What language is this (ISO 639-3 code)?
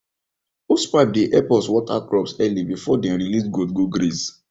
pcm